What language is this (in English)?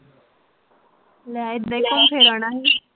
Punjabi